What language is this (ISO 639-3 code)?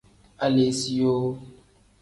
kdh